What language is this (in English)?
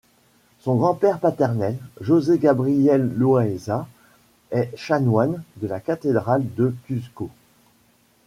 French